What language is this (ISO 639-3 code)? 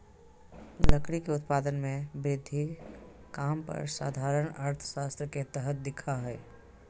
mag